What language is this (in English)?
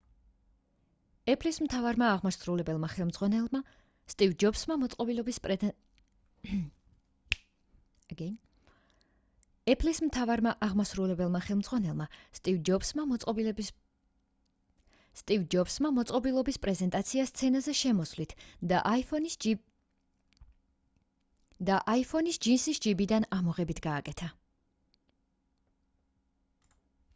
Georgian